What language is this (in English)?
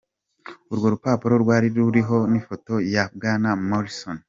Kinyarwanda